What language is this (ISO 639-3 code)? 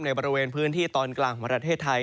tha